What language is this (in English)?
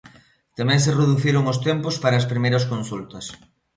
Galician